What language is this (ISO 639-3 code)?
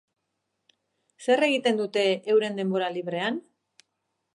eus